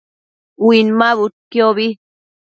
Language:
Matsés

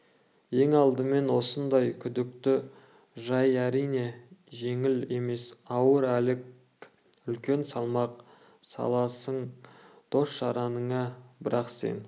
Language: Kazakh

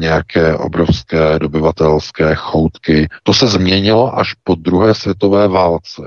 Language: Czech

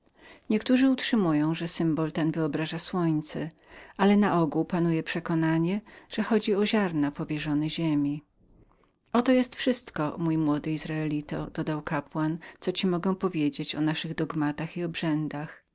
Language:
Polish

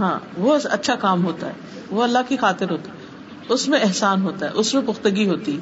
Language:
Urdu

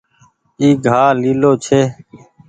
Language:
Goaria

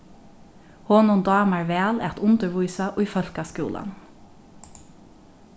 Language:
Faroese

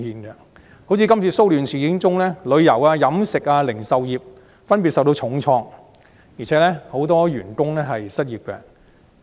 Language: Cantonese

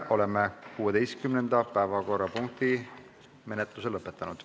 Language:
Estonian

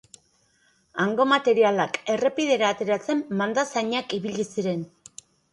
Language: Basque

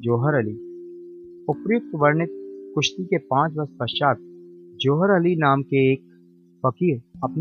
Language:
Hindi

